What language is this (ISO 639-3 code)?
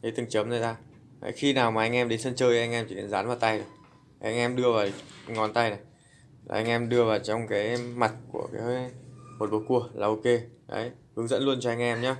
vie